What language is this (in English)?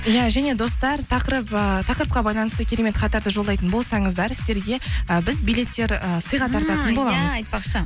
Kazakh